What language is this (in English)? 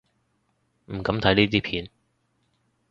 Cantonese